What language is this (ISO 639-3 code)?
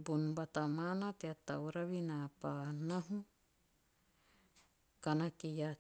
tio